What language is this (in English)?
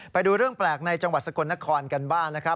Thai